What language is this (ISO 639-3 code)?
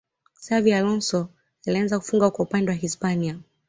swa